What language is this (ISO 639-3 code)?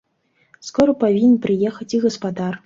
bel